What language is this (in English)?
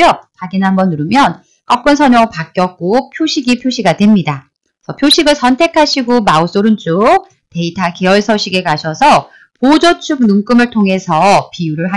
Korean